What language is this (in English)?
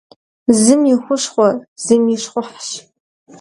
Kabardian